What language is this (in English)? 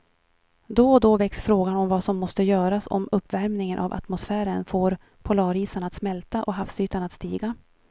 Swedish